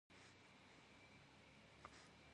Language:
Kabardian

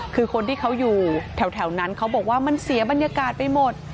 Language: Thai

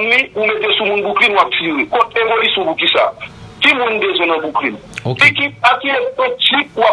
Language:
French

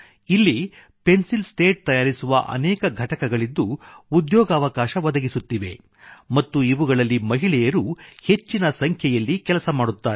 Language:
Kannada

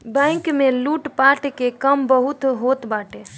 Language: Bhojpuri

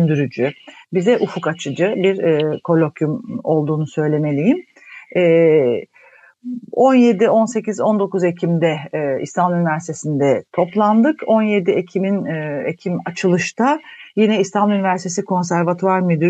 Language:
Turkish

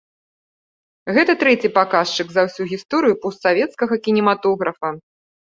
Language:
Belarusian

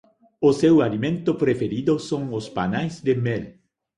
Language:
Galician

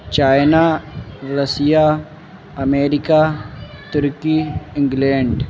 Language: Urdu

